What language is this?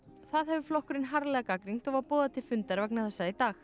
Icelandic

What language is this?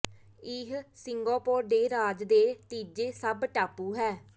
Punjabi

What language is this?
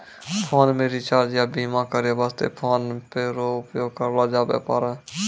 Maithili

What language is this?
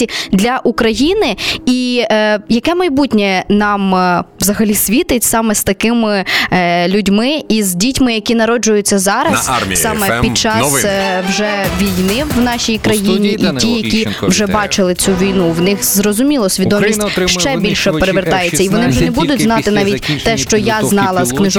Ukrainian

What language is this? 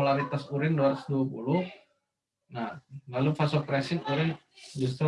Indonesian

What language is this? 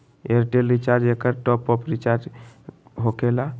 Magahi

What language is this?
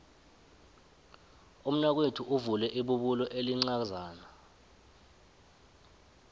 South Ndebele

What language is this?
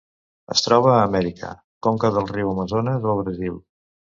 Catalan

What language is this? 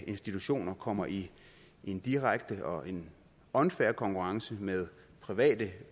Danish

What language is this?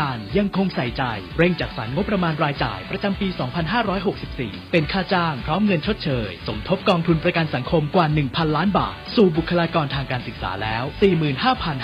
Thai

